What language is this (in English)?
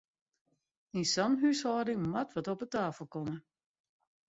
Western Frisian